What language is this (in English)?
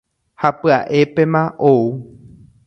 Guarani